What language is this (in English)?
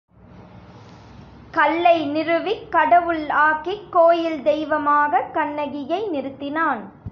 Tamil